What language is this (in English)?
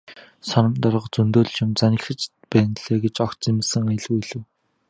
Mongolian